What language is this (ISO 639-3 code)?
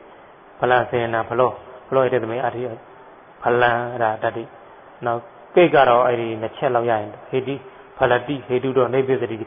tha